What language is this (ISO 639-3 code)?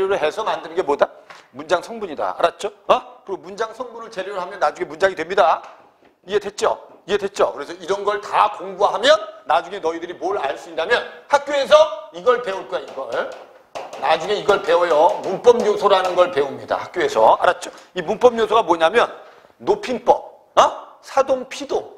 kor